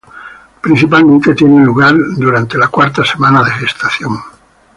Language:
Spanish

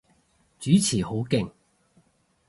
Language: Cantonese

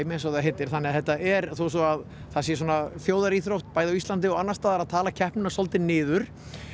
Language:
Icelandic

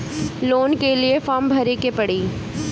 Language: Bhojpuri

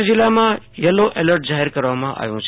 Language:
Gujarati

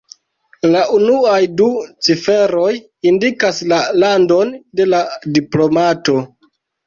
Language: Esperanto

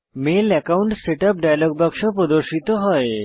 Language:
Bangla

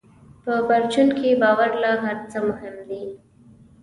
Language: Pashto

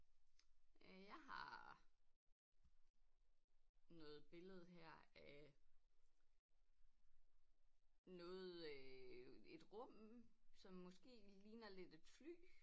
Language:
Danish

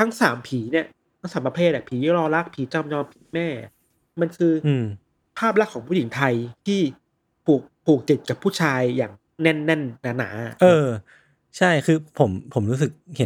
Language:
Thai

